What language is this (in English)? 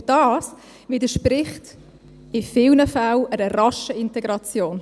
Swiss German